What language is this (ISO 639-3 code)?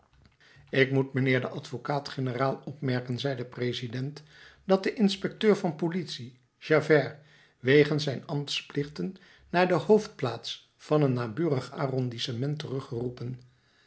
nld